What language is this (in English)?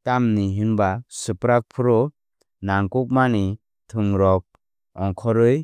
Kok Borok